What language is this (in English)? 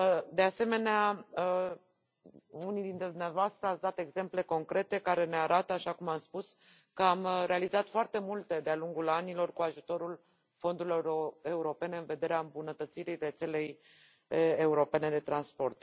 Romanian